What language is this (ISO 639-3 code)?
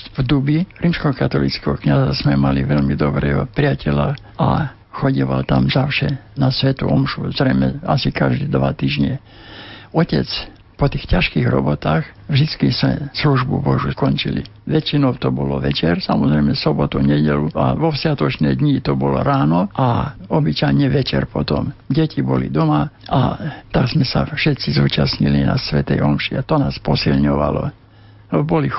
slk